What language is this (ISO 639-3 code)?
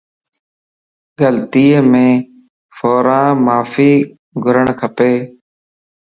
lss